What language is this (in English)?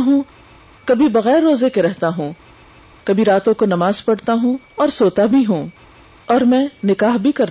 Urdu